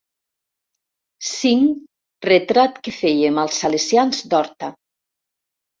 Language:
Catalan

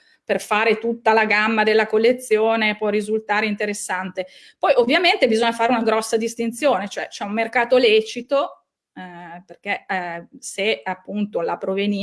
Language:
Italian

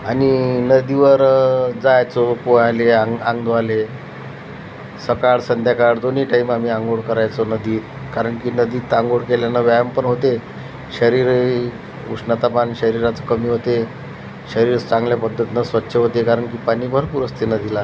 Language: Marathi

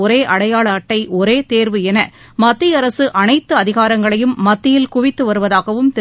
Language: Tamil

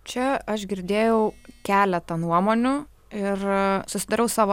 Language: Lithuanian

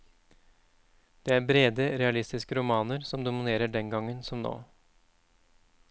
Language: Norwegian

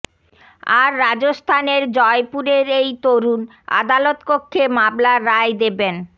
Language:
Bangla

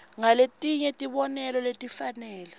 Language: Swati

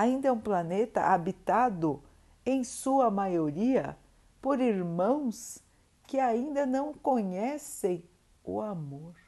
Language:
Portuguese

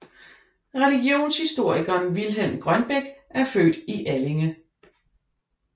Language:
Danish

